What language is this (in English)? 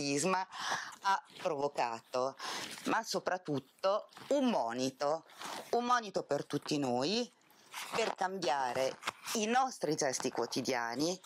Italian